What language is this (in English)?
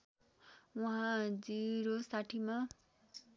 Nepali